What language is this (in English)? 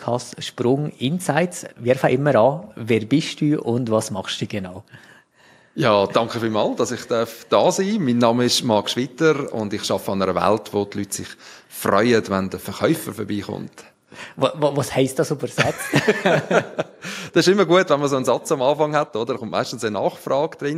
German